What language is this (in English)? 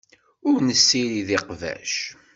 Kabyle